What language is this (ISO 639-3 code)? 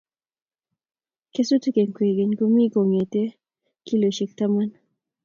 kln